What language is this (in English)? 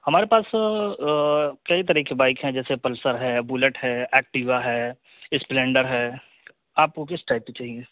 Urdu